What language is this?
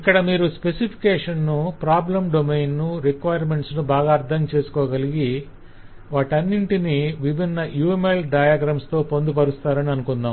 Telugu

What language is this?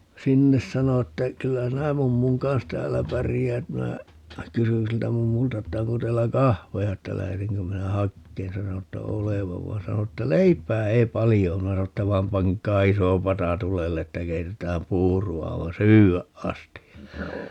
Finnish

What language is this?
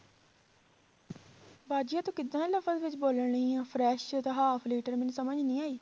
Punjabi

